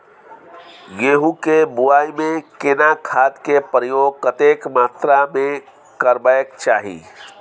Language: Maithili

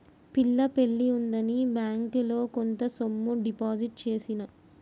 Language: Telugu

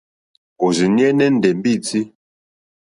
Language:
Mokpwe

